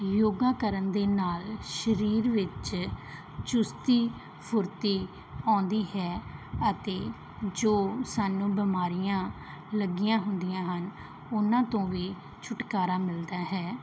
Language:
Punjabi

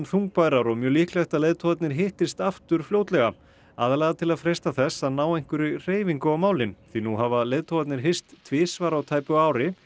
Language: Icelandic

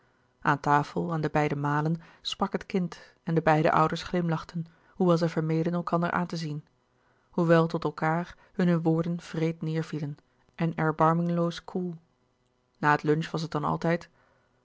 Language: Dutch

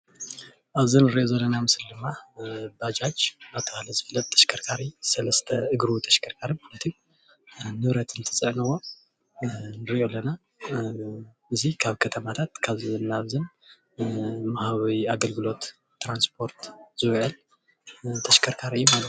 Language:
Tigrinya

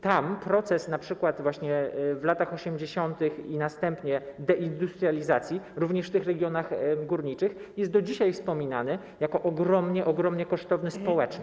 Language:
Polish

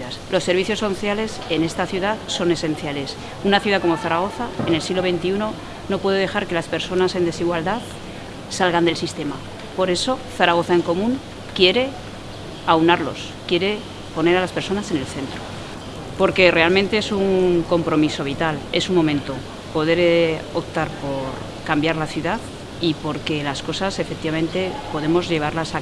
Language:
Spanish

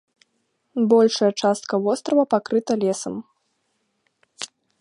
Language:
Belarusian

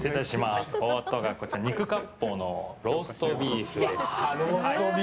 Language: Japanese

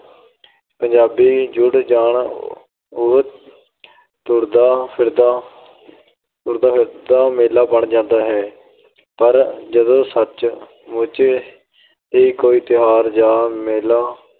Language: Punjabi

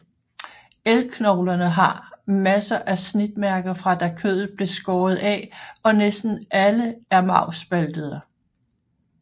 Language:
Danish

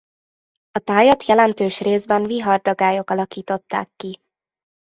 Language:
Hungarian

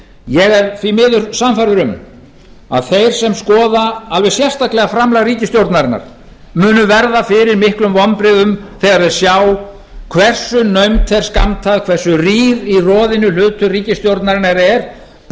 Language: Icelandic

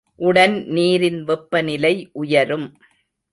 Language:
Tamil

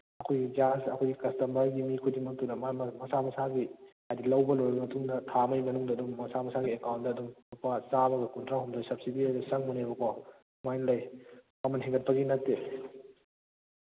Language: Manipuri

